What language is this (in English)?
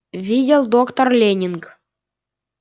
Russian